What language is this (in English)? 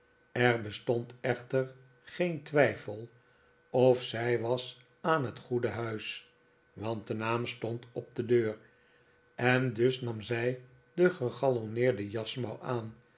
Dutch